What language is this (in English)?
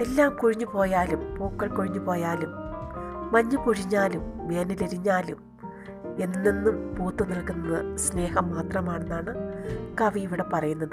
Malayalam